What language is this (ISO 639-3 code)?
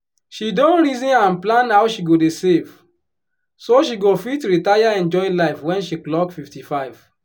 pcm